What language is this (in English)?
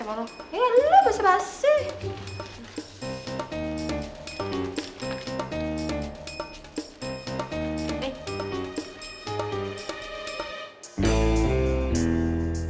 Indonesian